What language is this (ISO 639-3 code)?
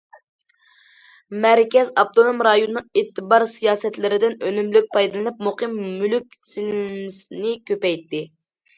uig